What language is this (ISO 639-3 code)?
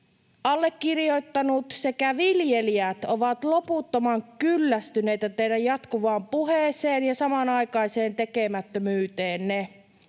fin